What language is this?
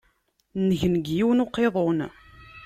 Kabyle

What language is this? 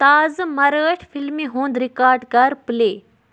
Kashmiri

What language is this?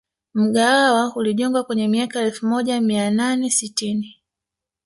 Swahili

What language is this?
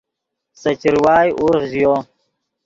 Yidgha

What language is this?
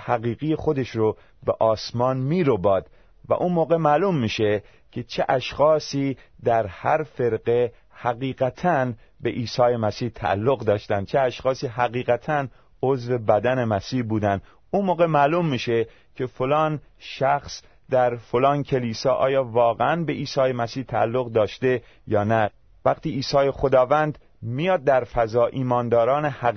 Persian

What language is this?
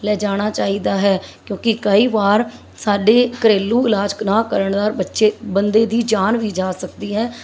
Punjabi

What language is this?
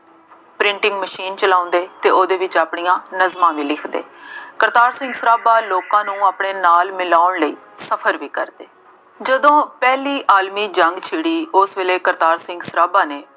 Punjabi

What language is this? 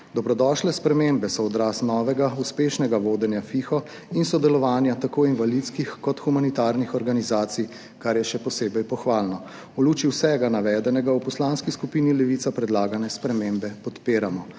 Slovenian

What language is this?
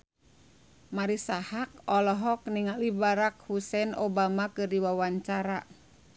Sundanese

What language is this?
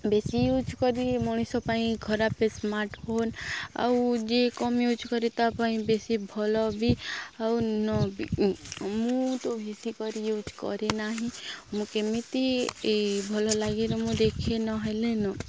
Odia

